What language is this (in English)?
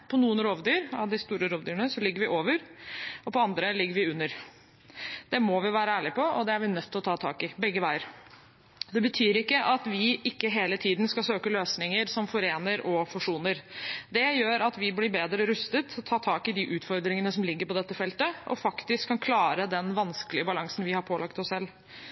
Norwegian Bokmål